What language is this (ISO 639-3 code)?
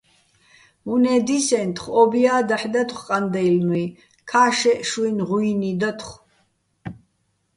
bbl